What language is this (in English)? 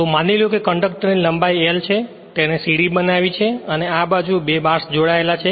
Gujarati